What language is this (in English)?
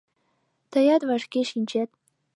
Mari